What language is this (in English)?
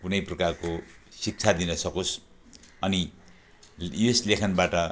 Nepali